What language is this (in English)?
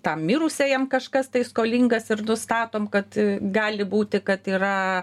Lithuanian